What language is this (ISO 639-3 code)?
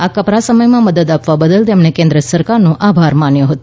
guj